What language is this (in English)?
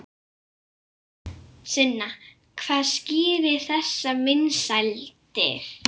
Icelandic